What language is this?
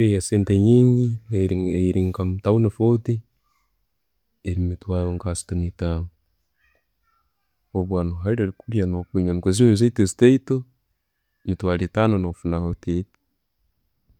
Tooro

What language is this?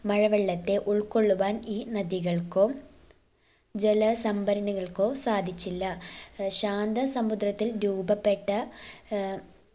Malayalam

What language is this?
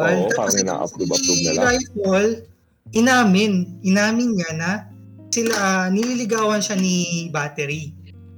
Filipino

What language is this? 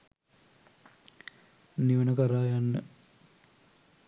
Sinhala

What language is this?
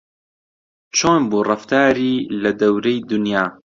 Central Kurdish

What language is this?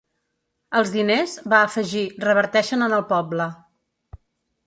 Catalan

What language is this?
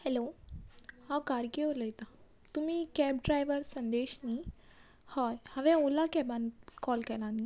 Konkani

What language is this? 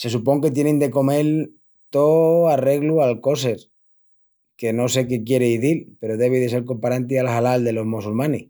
Extremaduran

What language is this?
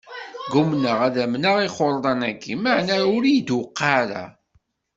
Kabyle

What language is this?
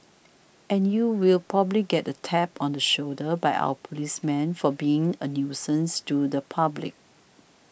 English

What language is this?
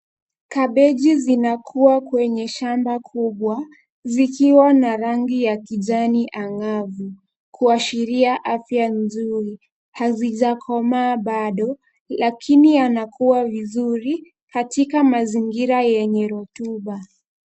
Swahili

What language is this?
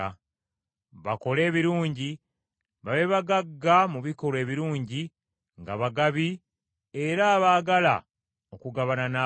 Ganda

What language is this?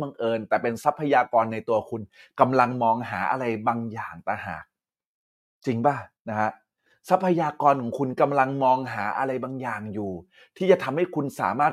Thai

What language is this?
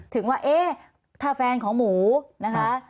Thai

